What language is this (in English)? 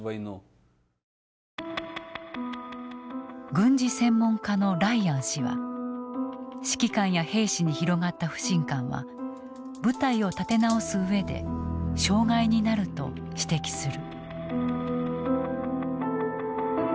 Japanese